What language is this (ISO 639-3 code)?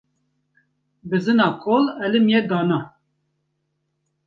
kur